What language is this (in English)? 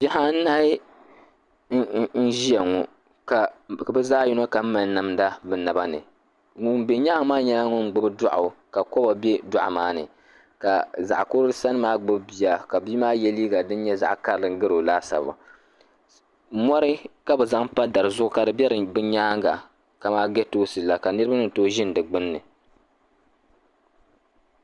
Dagbani